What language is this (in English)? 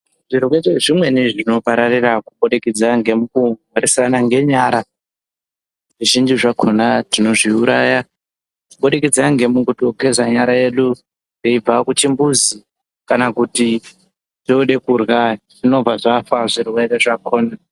Ndau